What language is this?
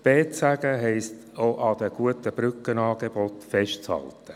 Swiss German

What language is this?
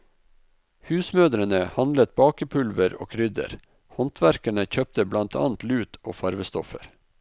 Norwegian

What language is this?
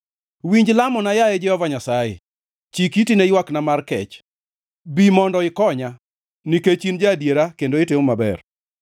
Luo (Kenya and Tanzania)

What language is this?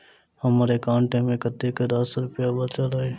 Maithili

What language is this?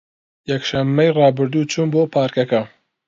Central Kurdish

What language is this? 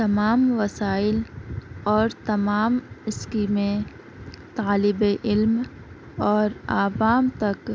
Urdu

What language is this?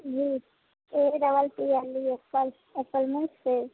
Maithili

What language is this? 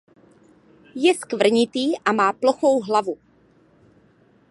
Czech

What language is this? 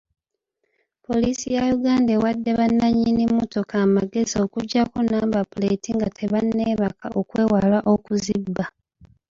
Ganda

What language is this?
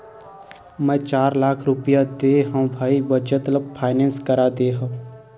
Chhattisgarhi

